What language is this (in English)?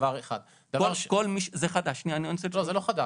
Hebrew